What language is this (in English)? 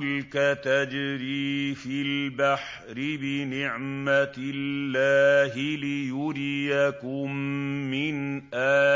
Arabic